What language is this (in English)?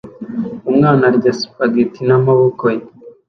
Kinyarwanda